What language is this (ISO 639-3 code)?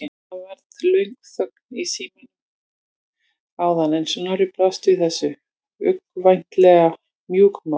isl